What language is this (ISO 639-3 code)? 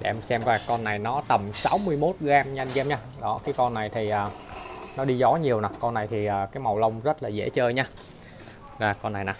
vie